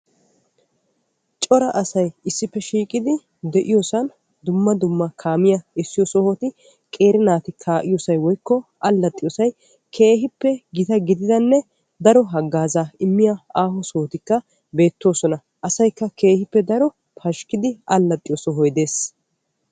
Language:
Wolaytta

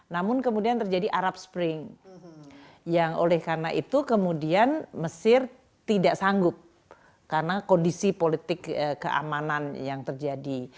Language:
Indonesian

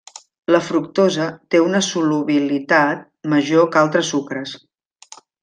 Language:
Catalan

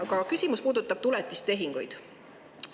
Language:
Estonian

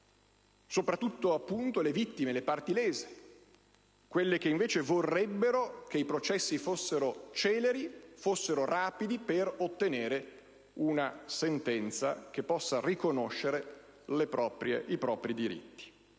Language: Italian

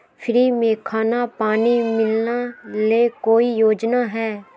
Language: Magahi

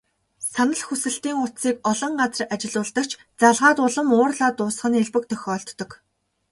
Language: Mongolian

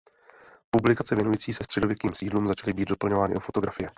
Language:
Czech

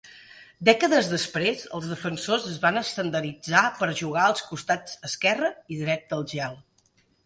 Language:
Catalan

